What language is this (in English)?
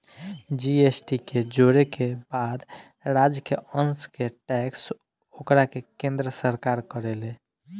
Bhojpuri